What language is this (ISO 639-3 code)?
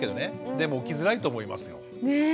jpn